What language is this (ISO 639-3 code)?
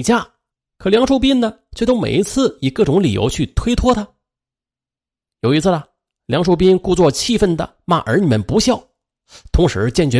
zho